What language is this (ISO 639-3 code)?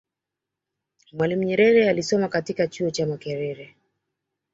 swa